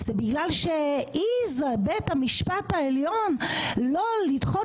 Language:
Hebrew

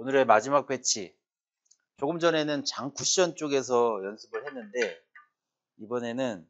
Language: Korean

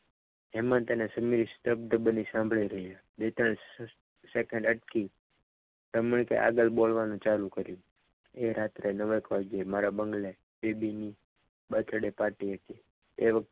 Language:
Gujarati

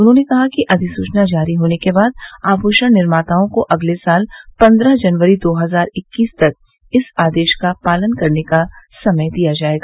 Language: Hindi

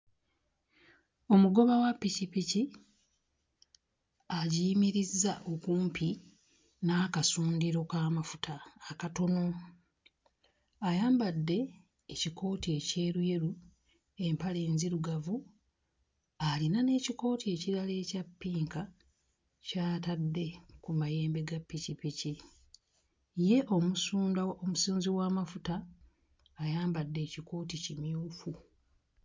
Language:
Ganda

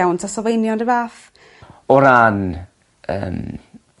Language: Welsh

